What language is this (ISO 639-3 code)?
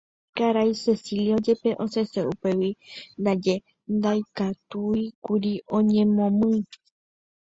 grn